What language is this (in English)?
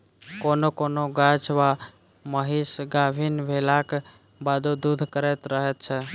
Maithili